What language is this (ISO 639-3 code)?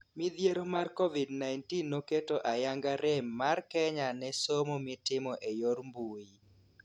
luo